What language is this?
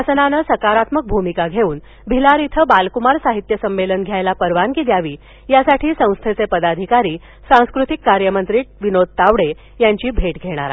Marathi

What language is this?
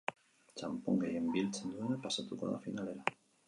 Basque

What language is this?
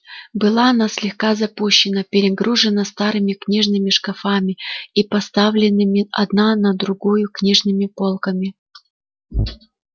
Russian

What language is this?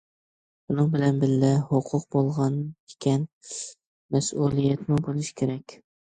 Uyghur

